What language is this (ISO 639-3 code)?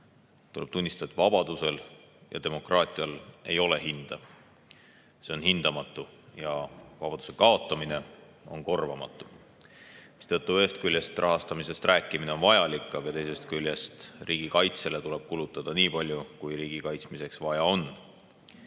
est